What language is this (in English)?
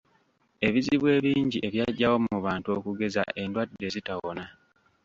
Ganda